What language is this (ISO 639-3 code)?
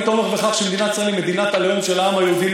heb